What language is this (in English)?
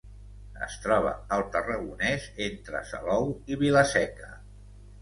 Catalan